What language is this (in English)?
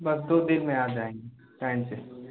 Hindi